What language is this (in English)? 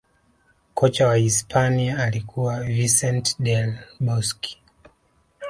Swahili